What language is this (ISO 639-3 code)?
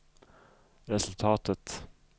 swe